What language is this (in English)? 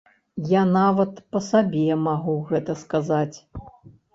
Belarusian